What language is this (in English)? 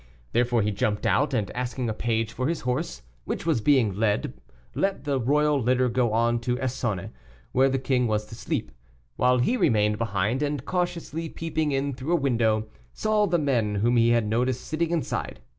English